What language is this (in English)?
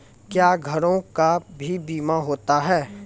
Maithili